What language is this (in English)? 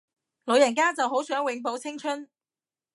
Cantonese